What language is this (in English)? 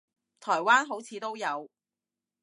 Cantonese